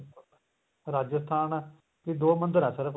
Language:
Punjabi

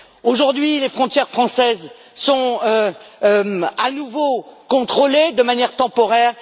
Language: French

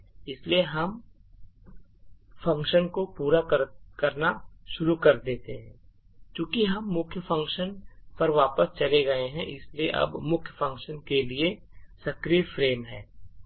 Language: Hindi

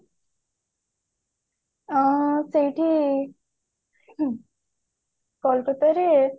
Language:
Odia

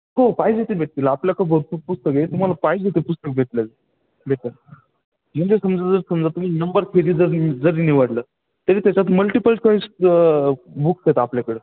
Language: Marathi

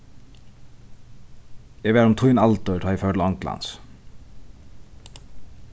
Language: Faroese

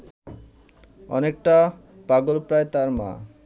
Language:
Bangla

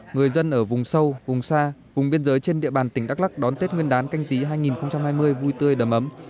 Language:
Vietnamese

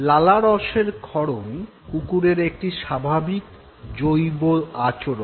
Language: Bangla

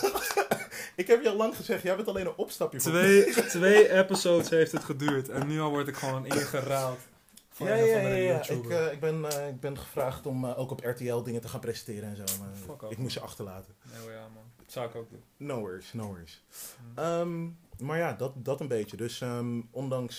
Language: Dutch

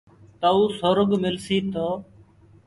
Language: Gurgula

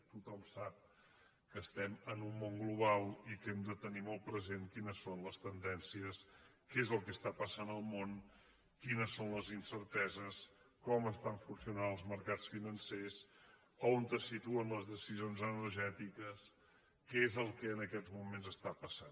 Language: Catalan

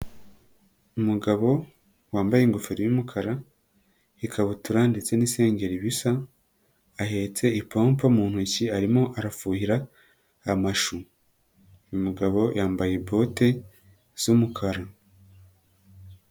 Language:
Kinyarwanda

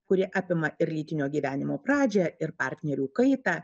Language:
Lithuanian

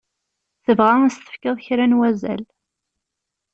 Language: Kabyle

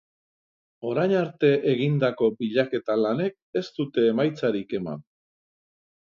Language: Basque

